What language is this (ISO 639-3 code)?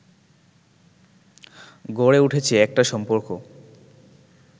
ben